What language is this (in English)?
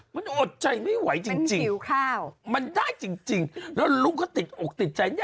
Thai